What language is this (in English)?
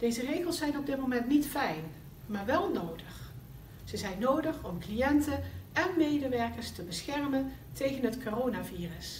Dutch